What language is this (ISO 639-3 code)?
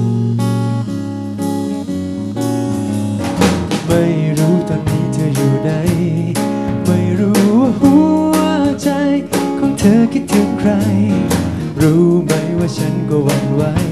tha